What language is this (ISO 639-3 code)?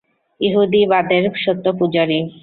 ben